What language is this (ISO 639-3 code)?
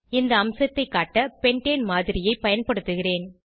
tam